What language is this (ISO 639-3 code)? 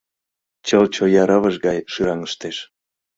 chm